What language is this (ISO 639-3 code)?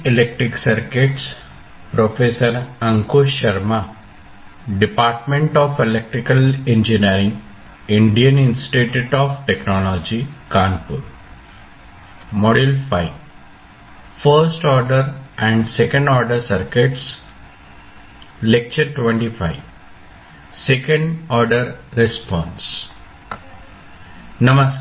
mar